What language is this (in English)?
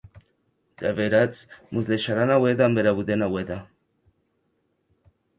Occitan